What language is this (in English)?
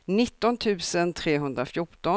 Swedish